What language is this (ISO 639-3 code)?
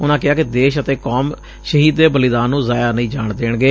pan